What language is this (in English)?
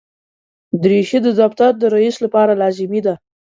Pashto